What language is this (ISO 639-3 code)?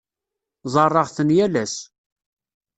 kab